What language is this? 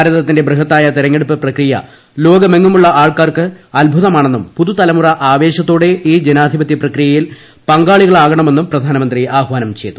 Malayalam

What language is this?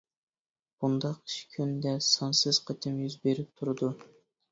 Uyghur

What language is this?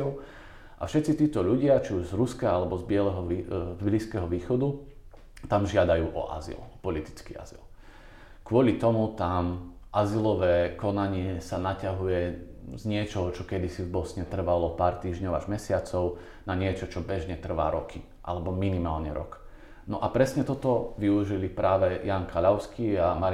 Slovak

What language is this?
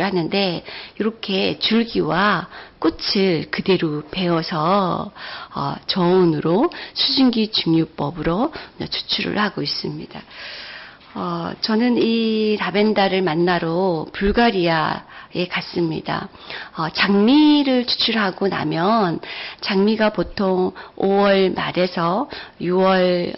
Korean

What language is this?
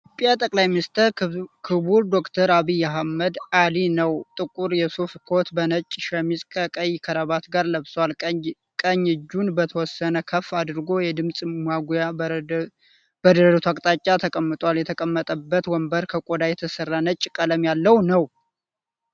Amharic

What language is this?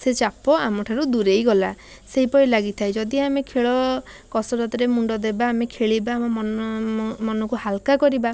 Odia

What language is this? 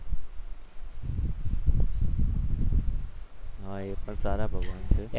Gujarati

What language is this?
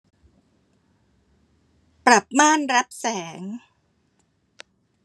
Thai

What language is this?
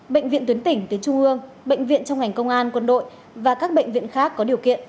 Vietnamese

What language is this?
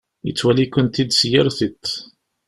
Kabyle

